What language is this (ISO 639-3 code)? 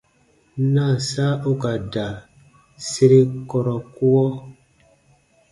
bba